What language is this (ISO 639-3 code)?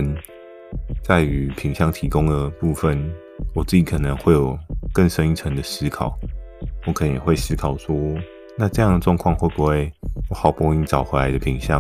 zho